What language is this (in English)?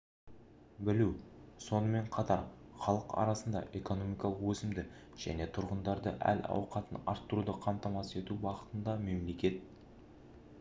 Kazakh